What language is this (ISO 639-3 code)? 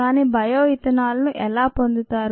tel